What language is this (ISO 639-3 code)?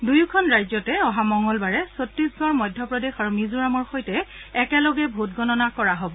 asm